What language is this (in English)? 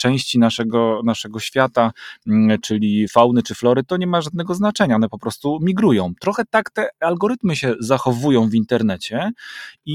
Polish